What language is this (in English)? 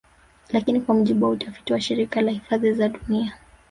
Swahili